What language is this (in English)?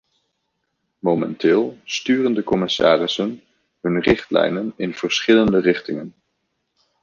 Dutch